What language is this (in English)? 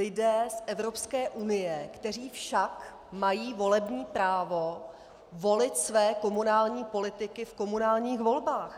Czech